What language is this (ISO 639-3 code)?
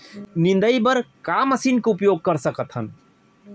hne